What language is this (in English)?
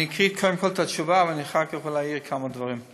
Hebrew